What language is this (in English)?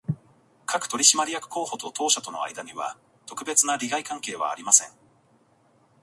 Japanese